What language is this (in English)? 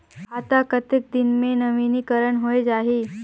Chhattisgarhi